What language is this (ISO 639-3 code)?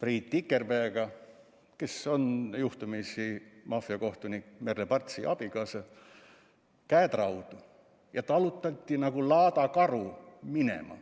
est